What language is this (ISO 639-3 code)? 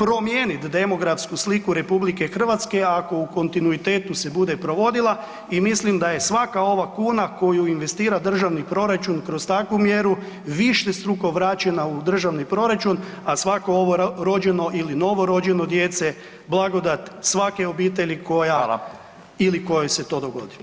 hrv